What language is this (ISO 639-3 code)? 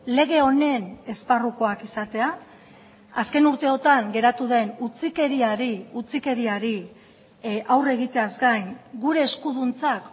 eus